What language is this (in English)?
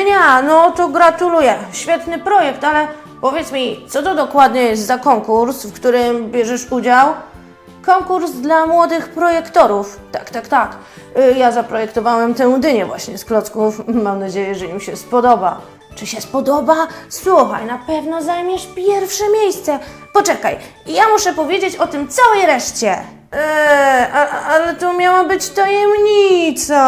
Polish